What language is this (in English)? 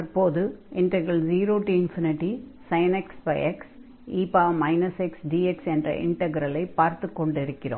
Tamil